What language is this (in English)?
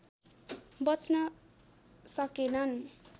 Nepali